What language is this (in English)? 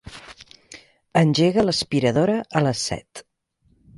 Catalan